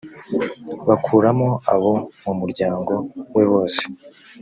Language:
Kinyarwanda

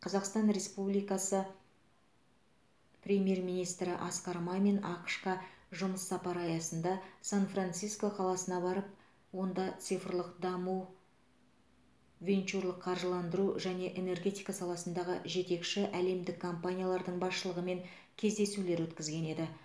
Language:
Kazakh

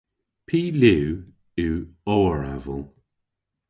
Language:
Cornish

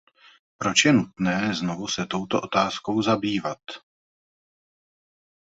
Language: Czech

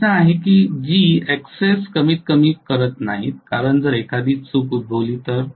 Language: Marathi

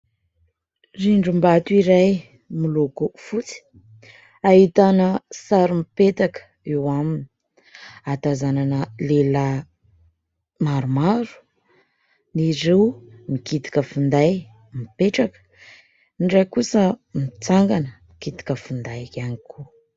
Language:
Malagasy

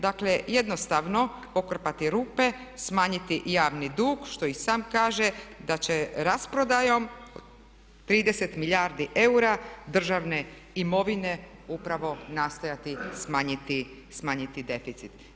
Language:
Croatian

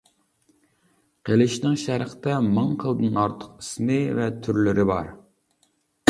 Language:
Uyghur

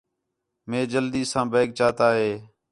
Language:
Khetrani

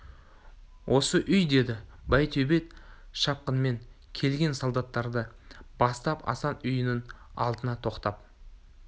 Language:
Kazakh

